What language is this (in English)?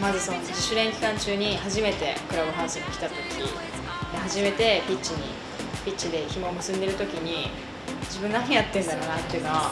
Japanese